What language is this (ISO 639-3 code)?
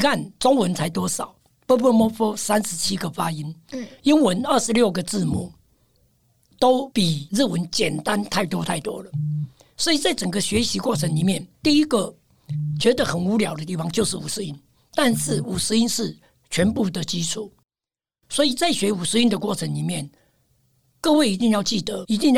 zho